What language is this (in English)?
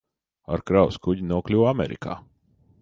Latvian